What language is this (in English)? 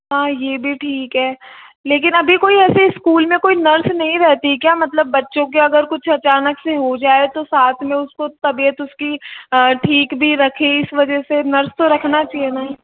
Hindi